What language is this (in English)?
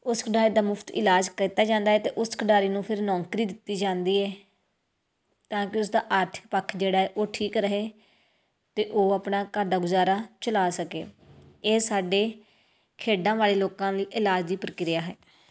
Punjabi